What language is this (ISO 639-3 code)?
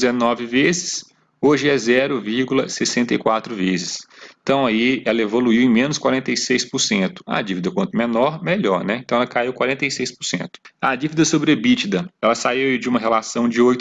por